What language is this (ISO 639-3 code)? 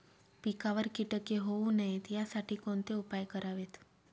mar